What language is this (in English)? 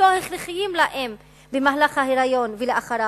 Hebrew